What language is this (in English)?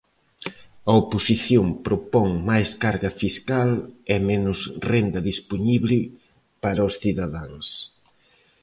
Galician